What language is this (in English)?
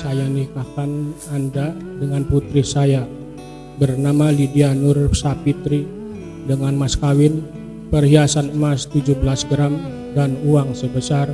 Indonesian